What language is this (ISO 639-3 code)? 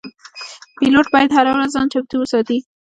pus